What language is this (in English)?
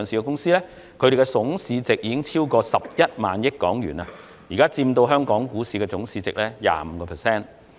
Cantonese